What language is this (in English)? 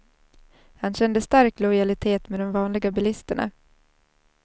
Swedish